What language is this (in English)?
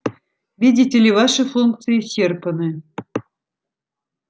Russian